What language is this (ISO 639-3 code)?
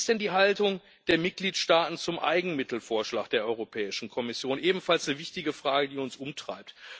deu